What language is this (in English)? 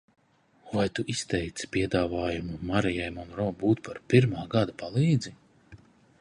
Latvian